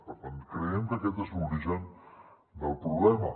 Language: Catalan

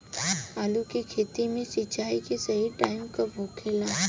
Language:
Bhojpuri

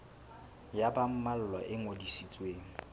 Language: Southern Sotho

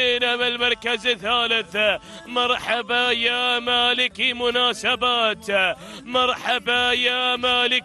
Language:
Arabic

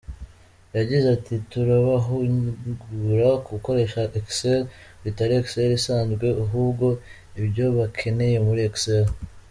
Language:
Kinyarwanda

